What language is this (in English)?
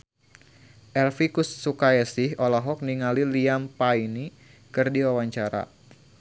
Sundanese